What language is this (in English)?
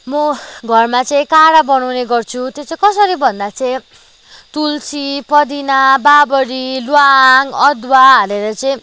Nepali